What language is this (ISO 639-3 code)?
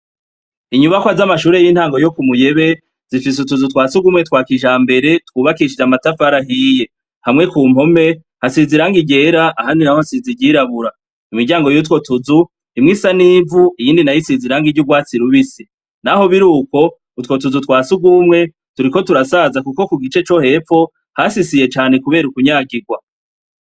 run